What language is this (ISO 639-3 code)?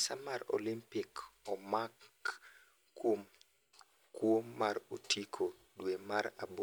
luo